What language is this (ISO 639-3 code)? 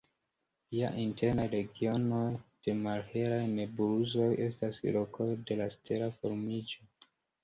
epo